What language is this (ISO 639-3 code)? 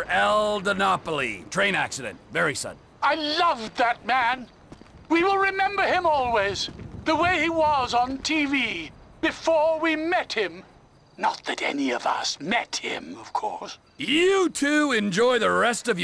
eng